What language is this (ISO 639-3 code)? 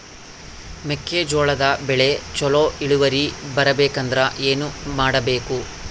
kan